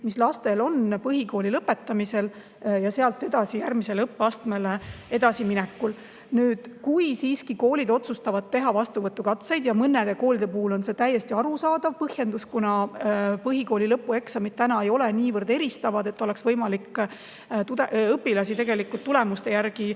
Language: Estonian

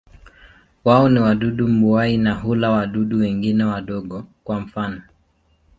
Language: Swahili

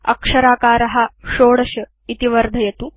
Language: Sanskrit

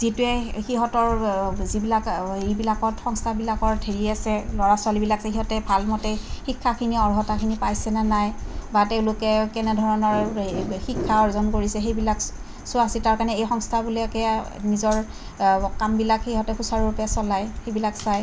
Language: Assamese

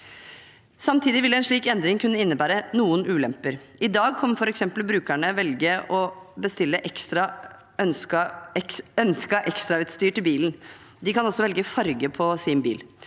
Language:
Norwegian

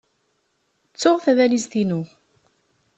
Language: Kabyle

